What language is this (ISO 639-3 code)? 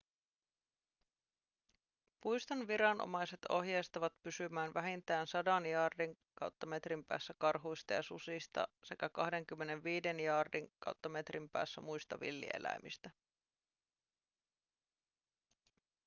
fin